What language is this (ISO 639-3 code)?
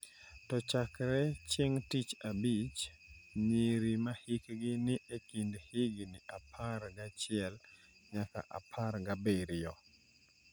luo